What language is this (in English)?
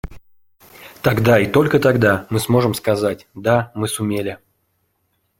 Russian